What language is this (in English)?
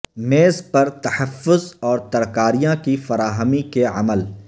Urdu